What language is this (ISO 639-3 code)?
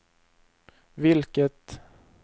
swe